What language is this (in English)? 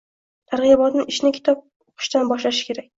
Uzbek